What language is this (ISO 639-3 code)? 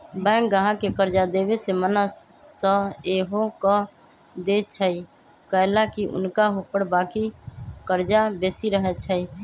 mag